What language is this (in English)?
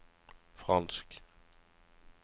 Norwegian